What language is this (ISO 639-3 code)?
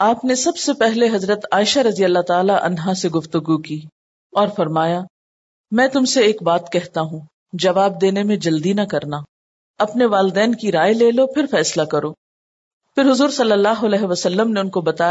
urd